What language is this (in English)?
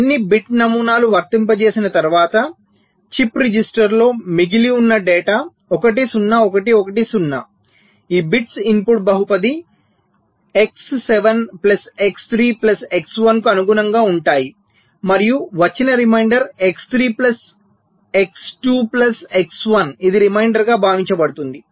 Telugu